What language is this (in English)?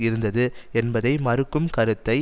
Tamil